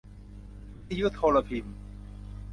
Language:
Thai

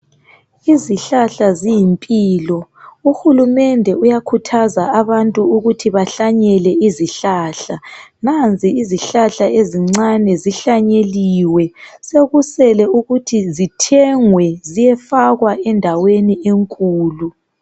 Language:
North Ndebele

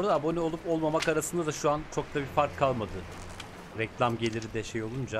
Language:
Turkish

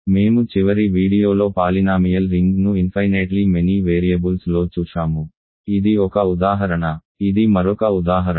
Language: Telugu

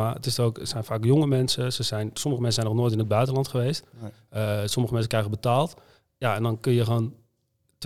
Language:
Dutch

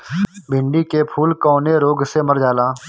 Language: Bhojpuri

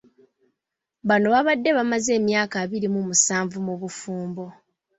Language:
Ganda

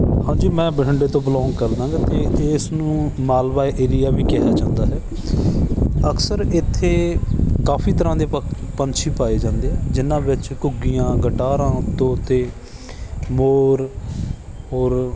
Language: Punjabi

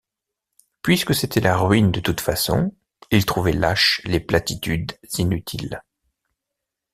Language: French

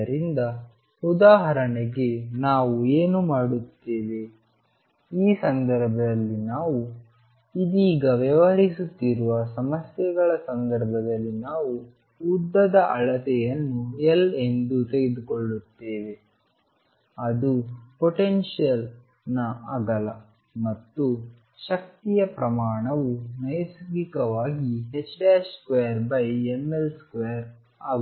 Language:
Kannada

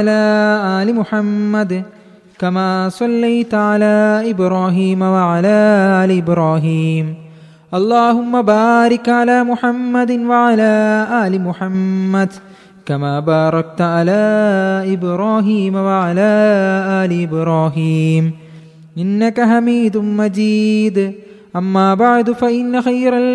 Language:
Malayalam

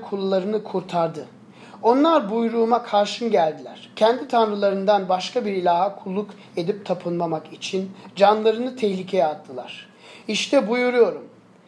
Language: Turkish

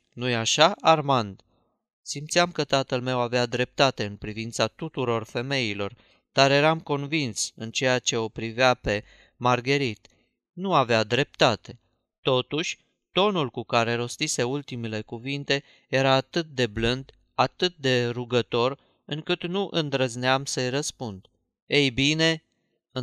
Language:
Romanian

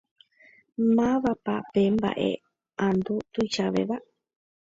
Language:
Guarani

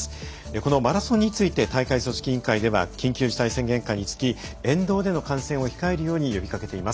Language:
Japanese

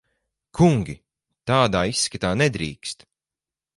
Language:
Latvian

